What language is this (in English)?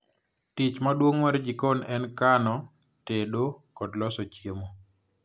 Luo (Kenya and Tanzania)